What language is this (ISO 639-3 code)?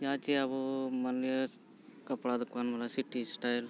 sat